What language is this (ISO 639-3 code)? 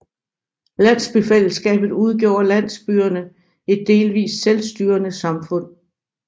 dan